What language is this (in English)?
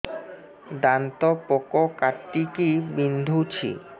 Odia